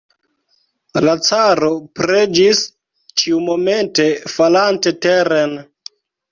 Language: Esperanto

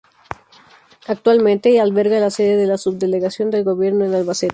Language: Spanish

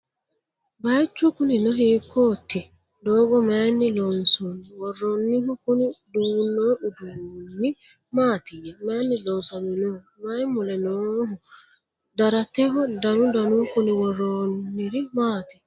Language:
Sidamo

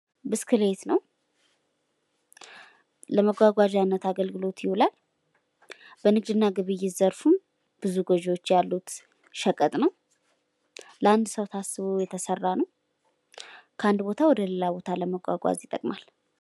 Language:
Amharic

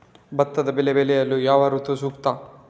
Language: Kannada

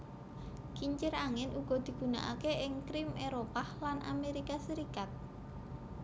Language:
Javanese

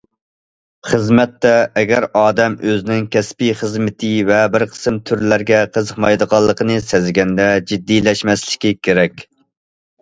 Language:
Uyghur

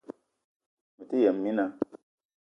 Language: Eton (Cameroon)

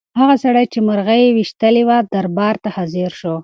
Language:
Pashto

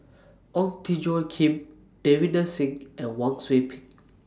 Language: English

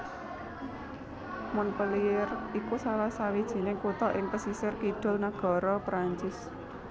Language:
Javanese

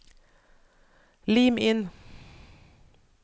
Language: Norwegian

